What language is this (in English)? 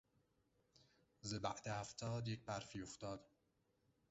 Persian